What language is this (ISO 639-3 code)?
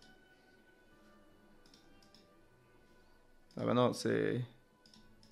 fra